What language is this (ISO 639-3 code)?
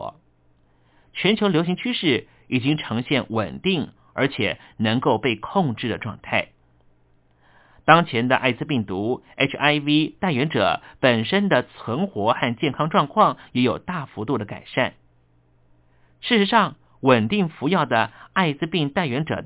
zho